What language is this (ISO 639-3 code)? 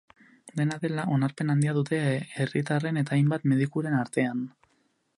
eus